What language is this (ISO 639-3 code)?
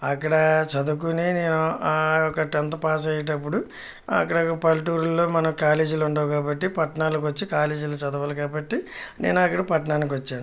tel